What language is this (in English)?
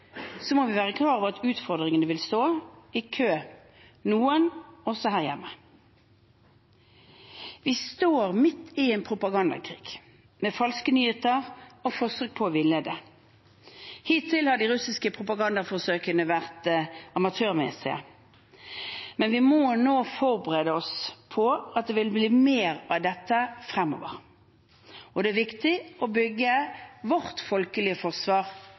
Norwegian Bokmål